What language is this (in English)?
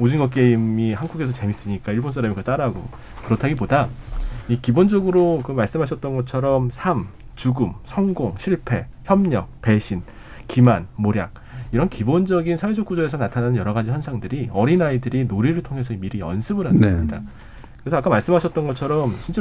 Korean